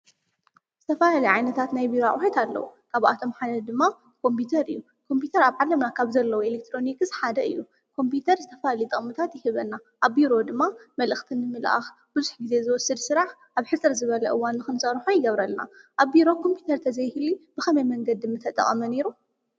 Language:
Tigrinya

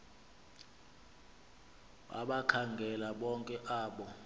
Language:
Xhosa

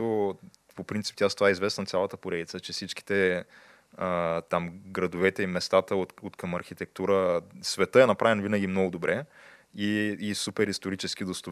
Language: Bulgarian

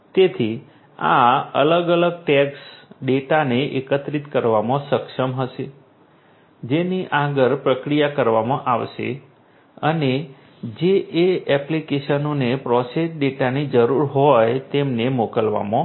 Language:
Gujarati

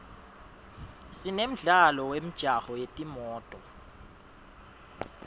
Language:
Swati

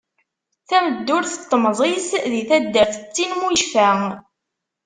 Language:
Kabyle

